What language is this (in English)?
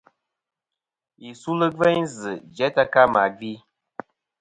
Kom